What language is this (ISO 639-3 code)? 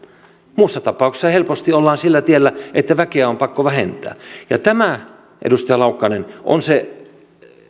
fin